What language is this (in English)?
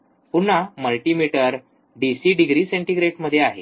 Marathi